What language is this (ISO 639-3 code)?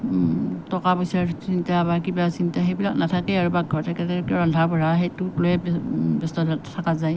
asm